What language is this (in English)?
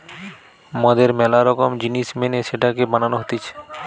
Bangla